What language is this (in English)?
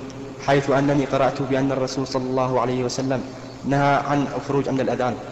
Arabic